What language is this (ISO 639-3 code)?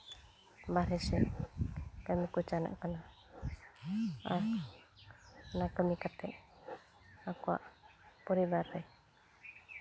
sat